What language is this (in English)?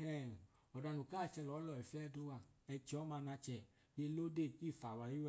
Idoma